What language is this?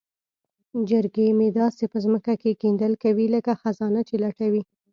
Pashto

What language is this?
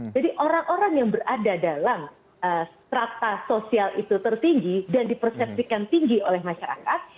Indonesian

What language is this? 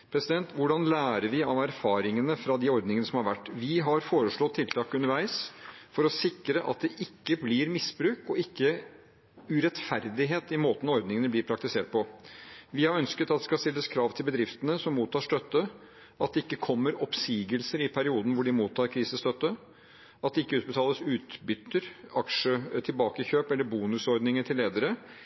Norwegian Bokmål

